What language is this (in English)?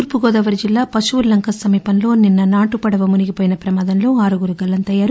Telugu